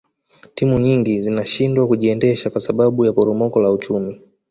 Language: Swahili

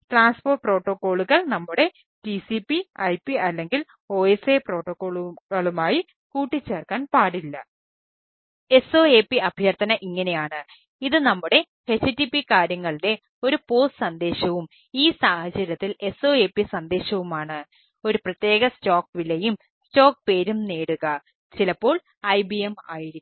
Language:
Malayalam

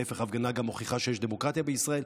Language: Hebrew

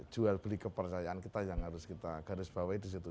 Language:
Indonesian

